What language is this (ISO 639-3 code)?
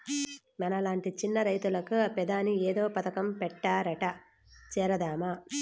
tel